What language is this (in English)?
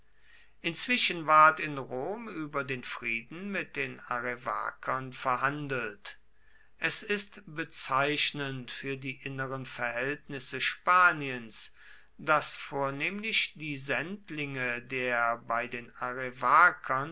German